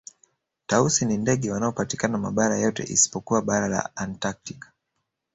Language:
Swahili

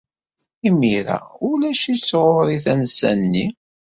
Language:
Kabyle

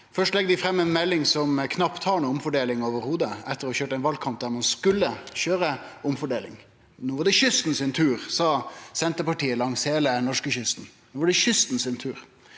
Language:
Norwegian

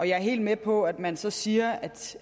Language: Danish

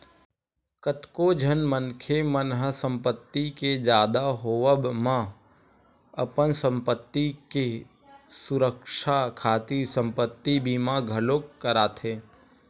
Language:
Chhattisgarhi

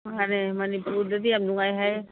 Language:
Manipuri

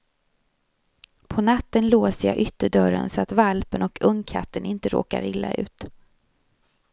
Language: Swedish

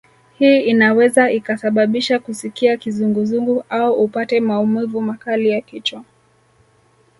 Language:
Swahili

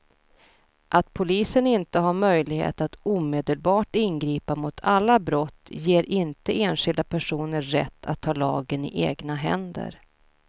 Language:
Swedish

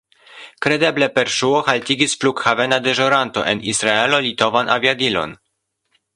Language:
Esperanto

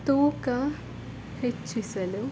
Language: Kannada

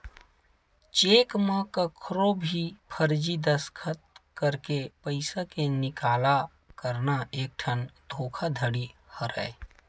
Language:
Chhattisgarhi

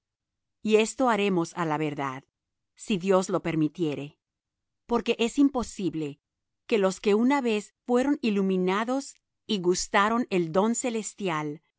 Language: Spanish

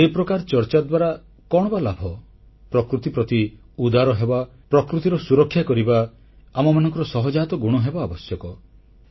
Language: Odia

